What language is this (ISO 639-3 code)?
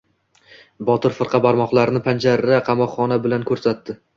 uzb